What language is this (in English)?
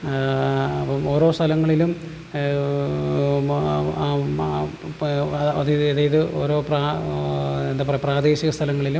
Malayalam